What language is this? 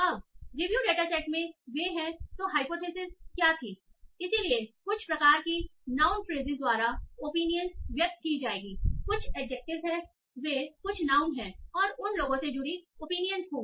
Hindi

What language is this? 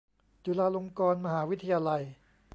Thai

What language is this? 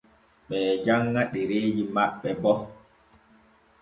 Borgu Fulfulde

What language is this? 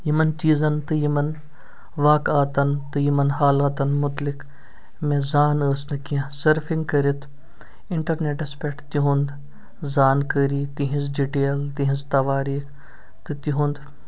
Kashmiri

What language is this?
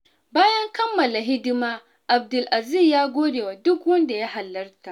Hausa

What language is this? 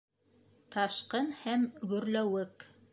Bashkir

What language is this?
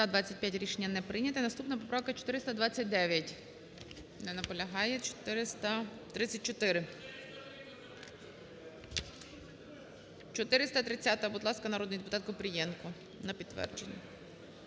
Ukrainian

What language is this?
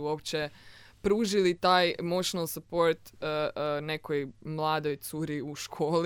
Croatian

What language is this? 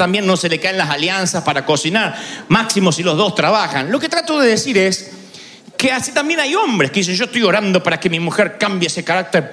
Spanish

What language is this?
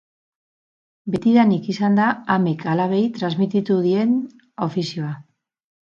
Basque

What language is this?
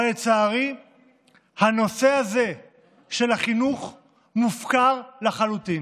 Hebrew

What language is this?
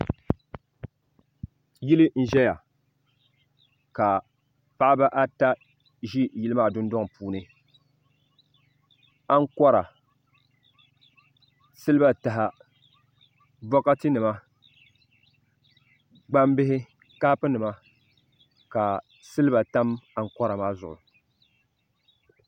Dagbani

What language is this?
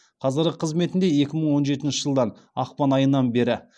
Kazakh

